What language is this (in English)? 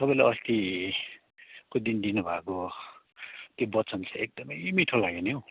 Nepali